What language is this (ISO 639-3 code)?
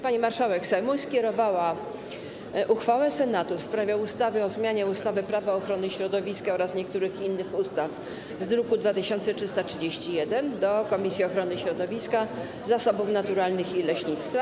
pol